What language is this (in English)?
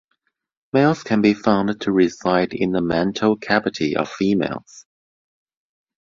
English